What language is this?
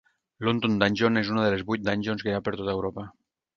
Catalan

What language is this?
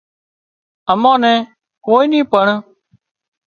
Wadiyara Koli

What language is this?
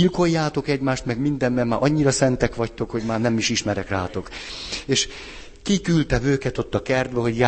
Hungarian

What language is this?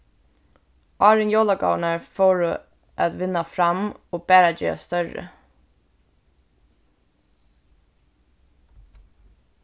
Faroese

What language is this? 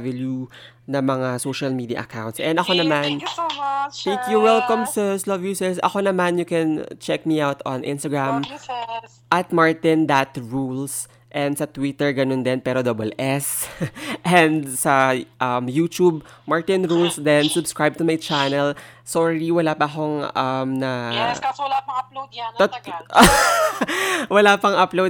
Filipino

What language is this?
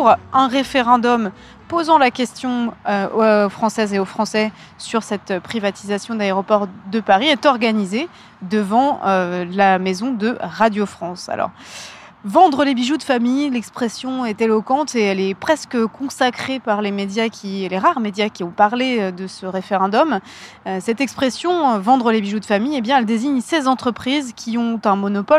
French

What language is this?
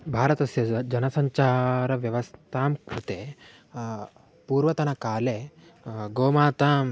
Sanskrit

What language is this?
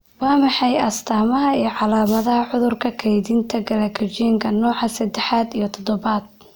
Somali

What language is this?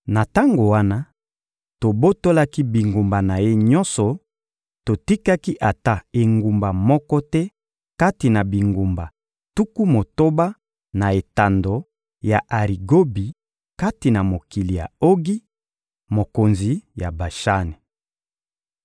Lingala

